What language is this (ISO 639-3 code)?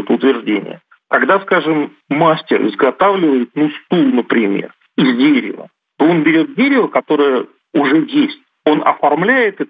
rus